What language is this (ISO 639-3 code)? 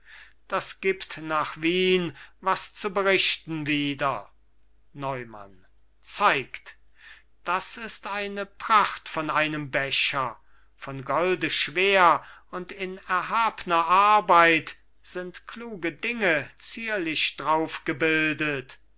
deu